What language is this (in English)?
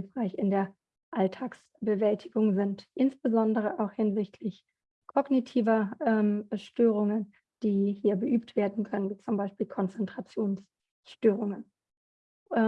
German